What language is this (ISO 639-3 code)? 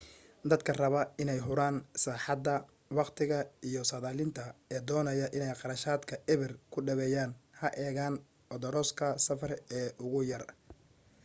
som